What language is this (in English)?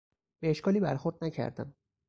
Persian